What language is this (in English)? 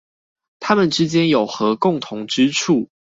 Chinese